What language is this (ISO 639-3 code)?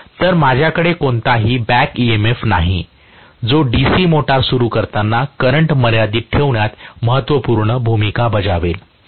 mar